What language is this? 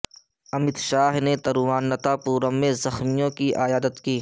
Urdu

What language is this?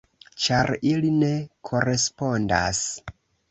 Esperanto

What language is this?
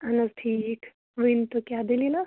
Kashmiri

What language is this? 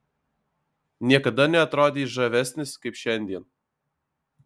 Lithuanian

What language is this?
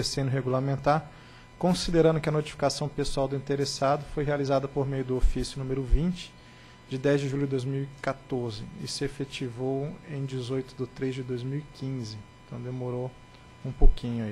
Portuguese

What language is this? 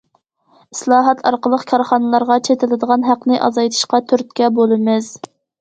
Uyghur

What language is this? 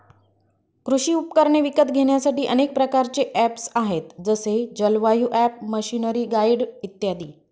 Marathi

